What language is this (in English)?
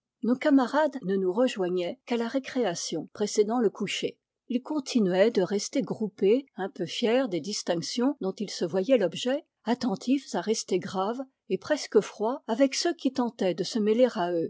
French